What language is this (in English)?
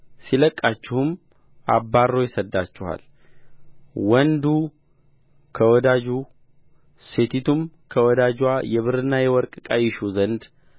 Amharic